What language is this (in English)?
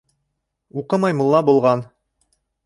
Bashkir